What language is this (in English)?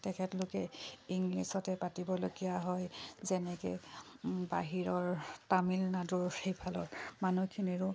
Assamese